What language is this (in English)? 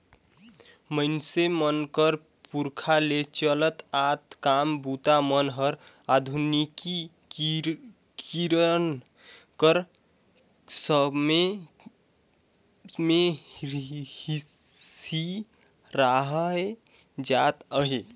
Chhattisgarhi